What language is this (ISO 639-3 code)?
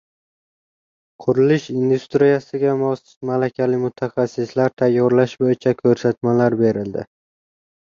uzb